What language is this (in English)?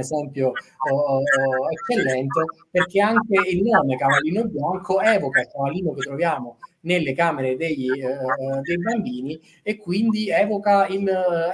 Italian